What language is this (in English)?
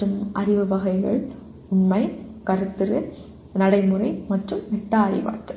Tamil